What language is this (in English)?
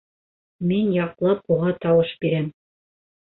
Bashkir